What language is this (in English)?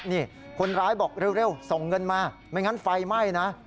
Thai